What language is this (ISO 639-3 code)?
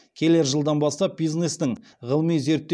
kaz